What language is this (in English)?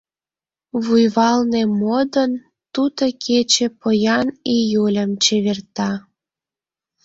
Mari